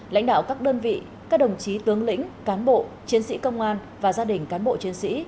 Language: Vietnamese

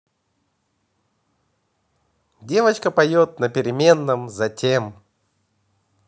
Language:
Russian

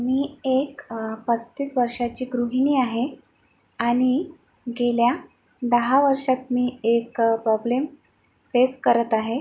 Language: Marathi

